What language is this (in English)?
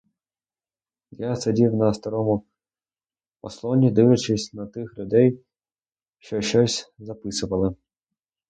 Ukrainian